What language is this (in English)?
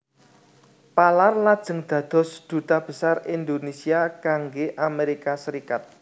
Javanese